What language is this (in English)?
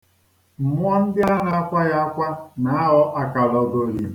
Igbo